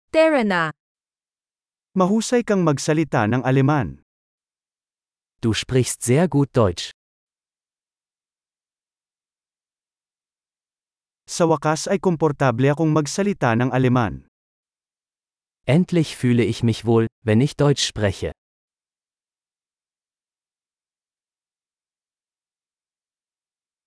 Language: Filipino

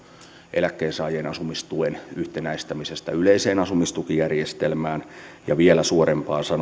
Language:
Finnish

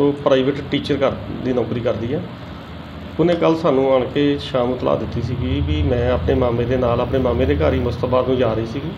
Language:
Punjabi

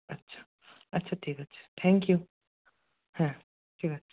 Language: Bangla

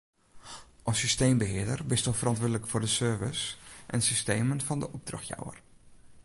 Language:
Western Frisian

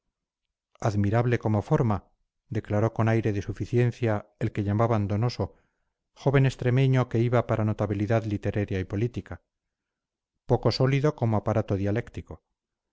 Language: Spanish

